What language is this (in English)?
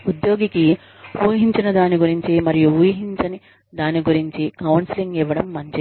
Telugu